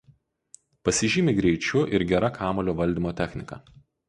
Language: Lithuanian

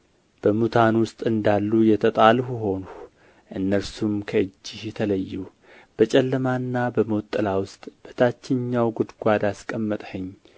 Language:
Amharic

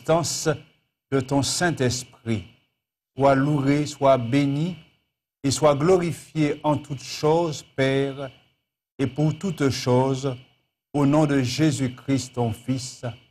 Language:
French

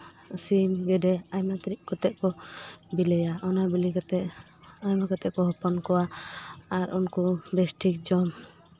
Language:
Santali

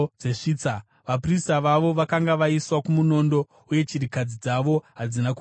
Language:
Shona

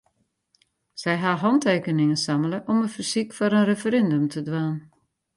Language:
Western Frisian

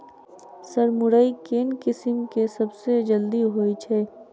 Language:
Maithili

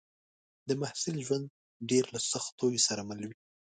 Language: Pashto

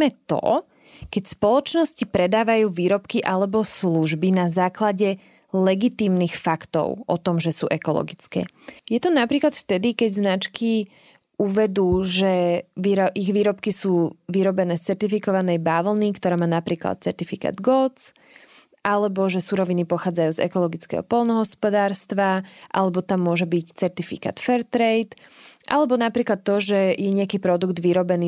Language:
Slovak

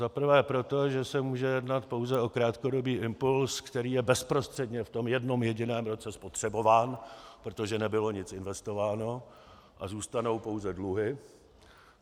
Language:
Czech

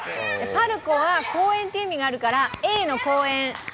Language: Japanese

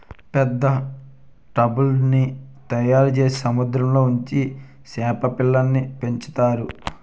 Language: Telugu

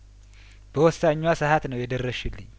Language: Amharic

